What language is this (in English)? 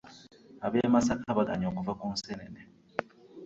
Ganda